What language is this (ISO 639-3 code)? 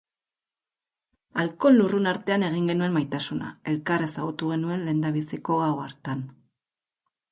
eus